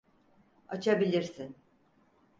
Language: Turkish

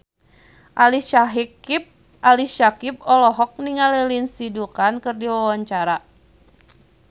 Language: Sundanese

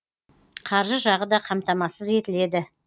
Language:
Kazakh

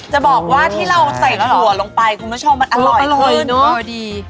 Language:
Thai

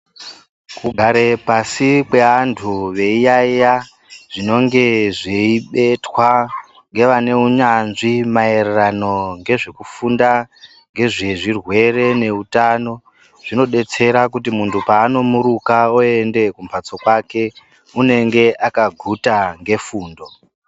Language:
Ndau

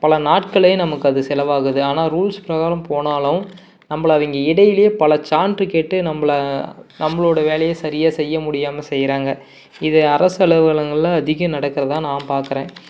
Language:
Tamil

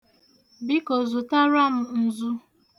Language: Igbo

